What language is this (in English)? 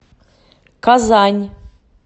Russian